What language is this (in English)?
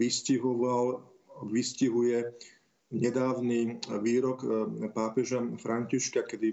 Slovak